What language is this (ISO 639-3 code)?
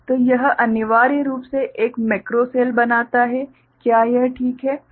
hin